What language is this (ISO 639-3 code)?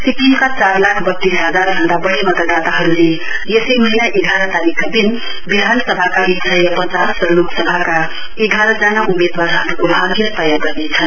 nep